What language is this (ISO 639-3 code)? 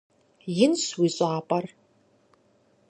kbd